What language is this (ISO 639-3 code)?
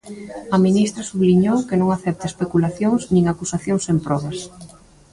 glg